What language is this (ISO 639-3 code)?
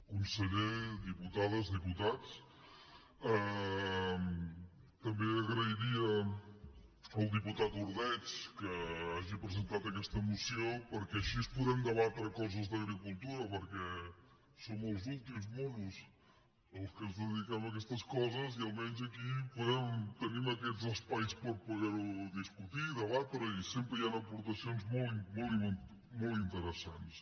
cat